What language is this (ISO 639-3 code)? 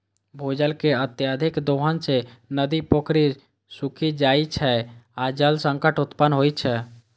mai